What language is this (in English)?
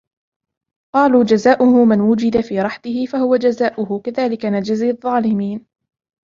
Arabic